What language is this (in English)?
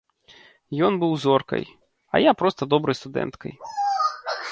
Belarusian